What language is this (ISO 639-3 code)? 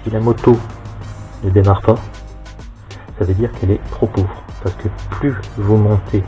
fra